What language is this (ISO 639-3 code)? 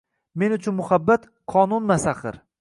uzb